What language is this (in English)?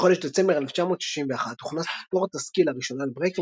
Hebrew